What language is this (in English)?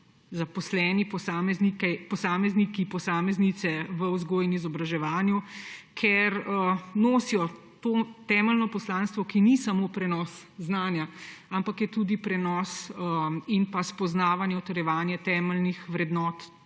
Slovenian